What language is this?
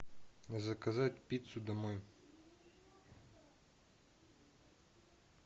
Russian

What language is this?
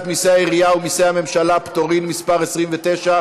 Hebrew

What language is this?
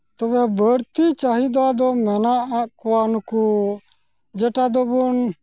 Santali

